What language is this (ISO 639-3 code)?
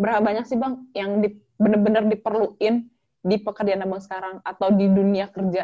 ind